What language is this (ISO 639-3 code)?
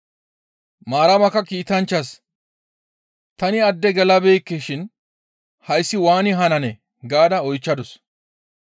gmv